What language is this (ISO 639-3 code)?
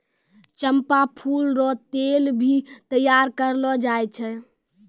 mai